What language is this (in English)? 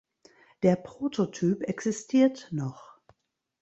German